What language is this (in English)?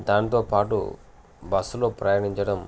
Telugu